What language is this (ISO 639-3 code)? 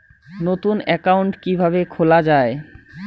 ben